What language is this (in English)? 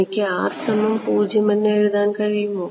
Malayalam